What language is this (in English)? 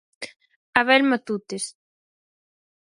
Galician